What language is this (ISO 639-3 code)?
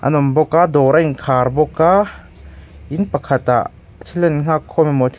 lus